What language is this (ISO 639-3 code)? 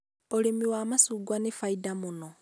kik